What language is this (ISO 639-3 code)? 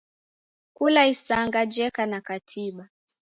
dav